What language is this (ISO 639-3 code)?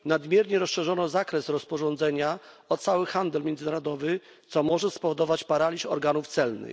pol